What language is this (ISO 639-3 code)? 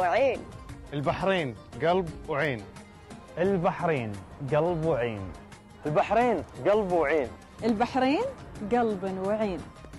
ara